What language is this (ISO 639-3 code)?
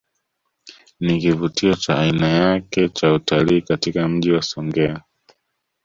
swa